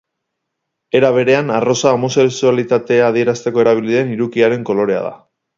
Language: Basque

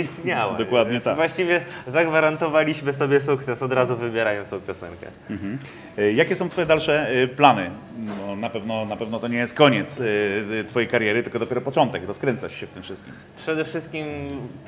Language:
Polish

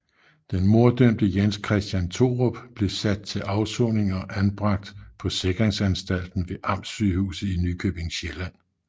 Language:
Danish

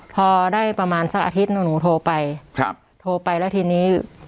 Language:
Thai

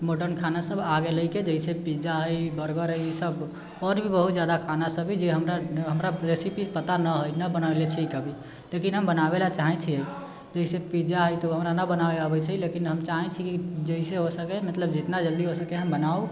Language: Maithili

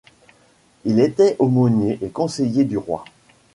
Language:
French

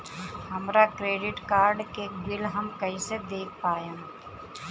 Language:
Bhojpuri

